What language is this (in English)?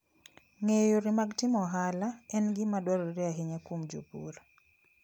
Luo (Kenya and Tanzania)